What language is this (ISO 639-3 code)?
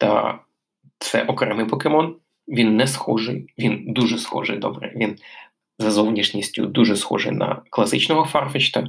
ukr